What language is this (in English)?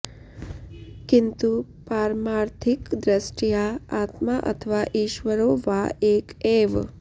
Sanskrit